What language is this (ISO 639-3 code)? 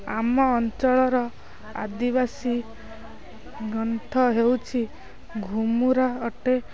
ori